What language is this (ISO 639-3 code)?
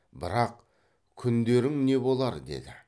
kaz